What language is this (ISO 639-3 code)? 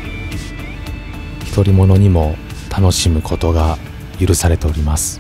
jpn